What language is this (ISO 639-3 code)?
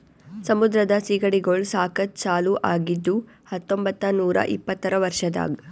kan